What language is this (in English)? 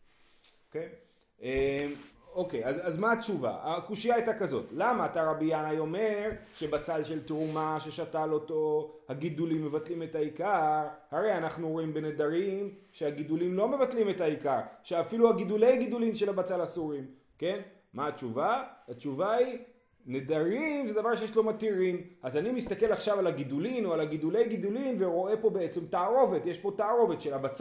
Hebrew